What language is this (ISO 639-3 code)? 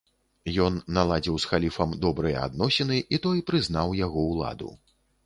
bel